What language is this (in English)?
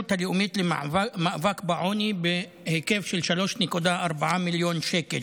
Hebrew